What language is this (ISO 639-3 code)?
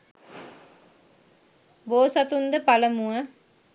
sin